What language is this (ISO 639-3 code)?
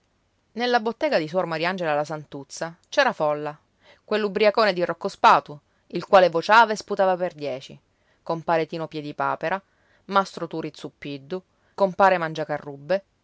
ita